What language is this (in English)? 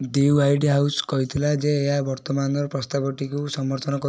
Odia